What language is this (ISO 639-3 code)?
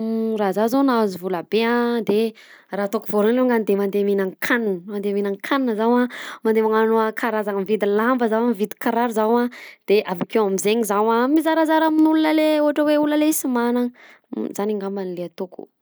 bzc